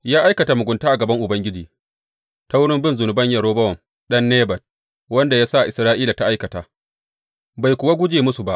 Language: Hausa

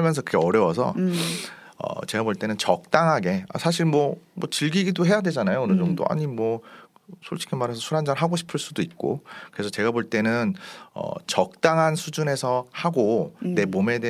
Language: Korean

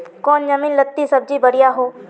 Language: Magahi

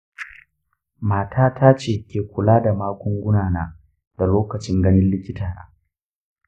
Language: Hausa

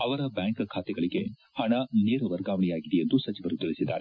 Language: Kannada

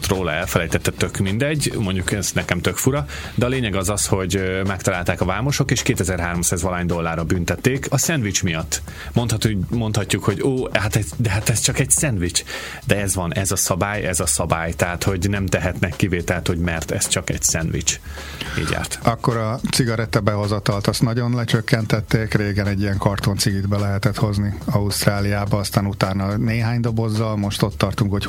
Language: Hungarian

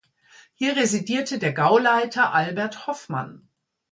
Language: German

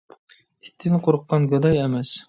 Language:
Uyghur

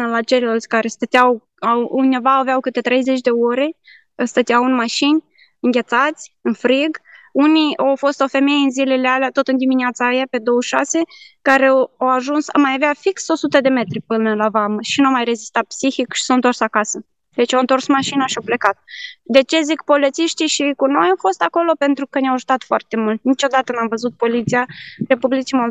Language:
Romanian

